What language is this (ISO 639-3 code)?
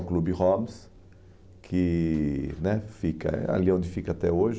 por